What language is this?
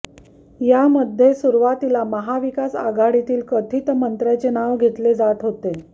Marathi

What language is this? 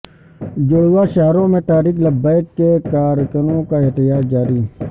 Urdu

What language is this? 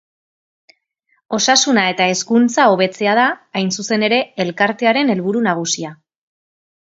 Basque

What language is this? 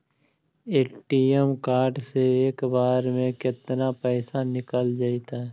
Magahi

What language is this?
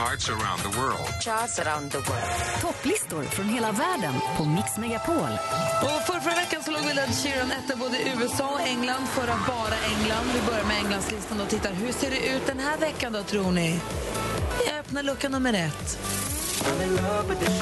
Swedish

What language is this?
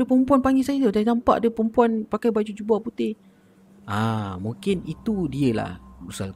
Malay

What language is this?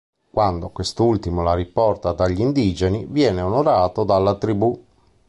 Italian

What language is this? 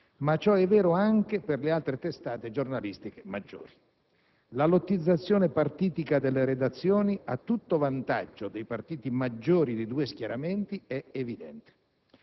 Italian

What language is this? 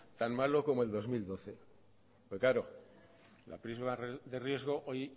Spanish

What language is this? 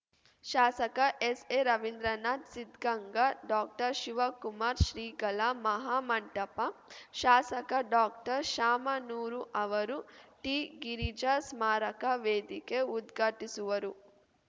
Kannada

